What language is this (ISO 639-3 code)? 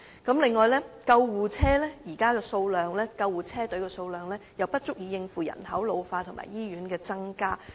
yue